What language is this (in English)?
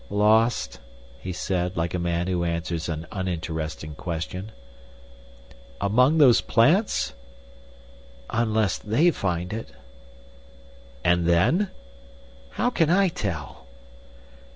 English